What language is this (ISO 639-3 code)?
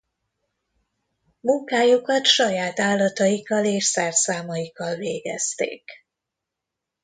hun